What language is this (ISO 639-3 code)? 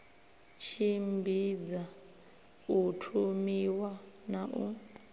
ven